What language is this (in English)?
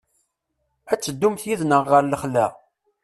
Kabyle